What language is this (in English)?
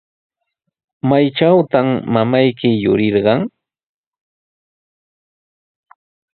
Sihuas Ancash Quechua